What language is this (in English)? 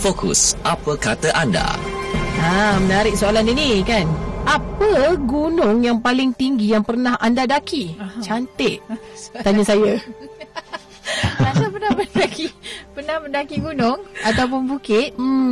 Malay